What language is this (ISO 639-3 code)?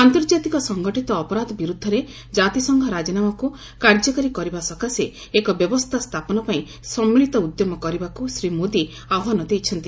ori